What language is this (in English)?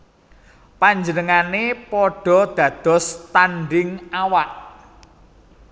Javanese